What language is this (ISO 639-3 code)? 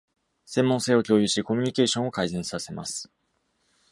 jpn